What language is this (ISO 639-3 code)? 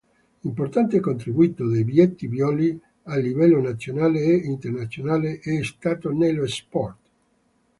ita